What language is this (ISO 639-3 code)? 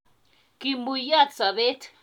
kln